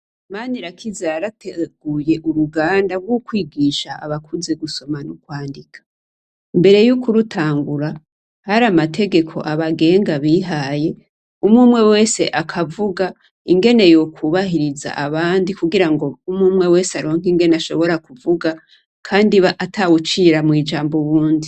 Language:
Rundi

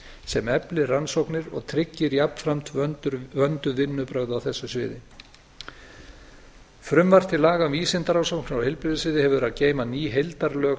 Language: Icelandic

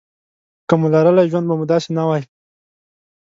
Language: Pashto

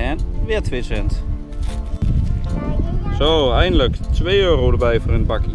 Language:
Dutch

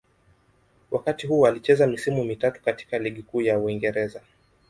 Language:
Swahili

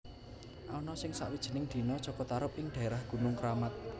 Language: Javanese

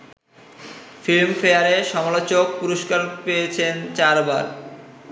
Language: Bangla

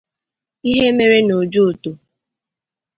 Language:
Igbo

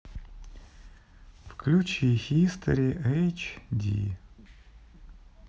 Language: Russian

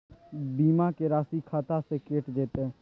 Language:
Maithili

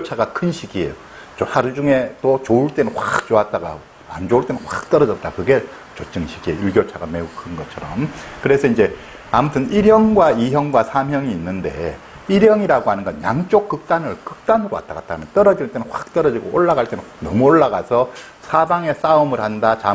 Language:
Korean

